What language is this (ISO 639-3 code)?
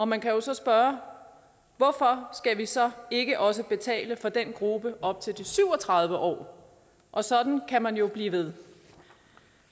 dan